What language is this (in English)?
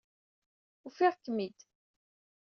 Kabyle